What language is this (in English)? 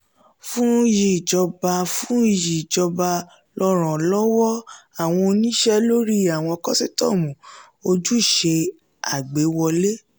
Yoruba